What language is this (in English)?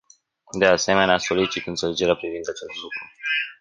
Romanian